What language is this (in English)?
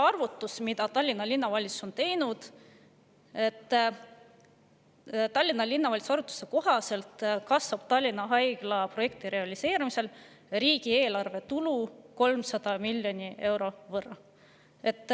Estonian